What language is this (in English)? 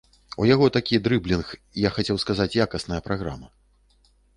Belarusian